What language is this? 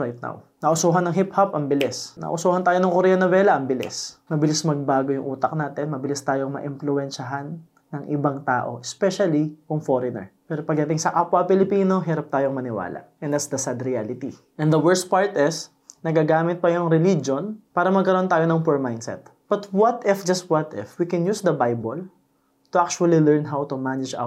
Filipino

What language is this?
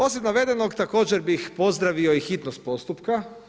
Croatian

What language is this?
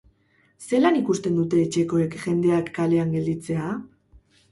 Basque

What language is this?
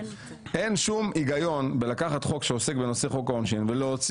Hebrew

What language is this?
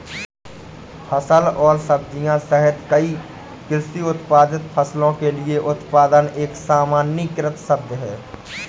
Hindi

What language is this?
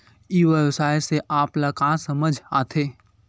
Chhattisgarhi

